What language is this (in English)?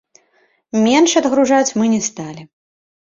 Belarusian